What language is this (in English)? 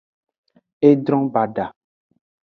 Aja (Benin)